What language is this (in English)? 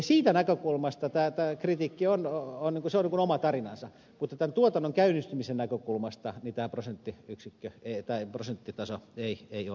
Finnish